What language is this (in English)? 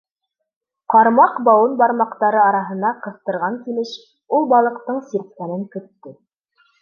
Bashkir